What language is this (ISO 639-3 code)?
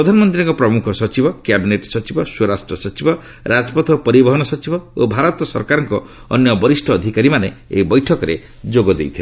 ori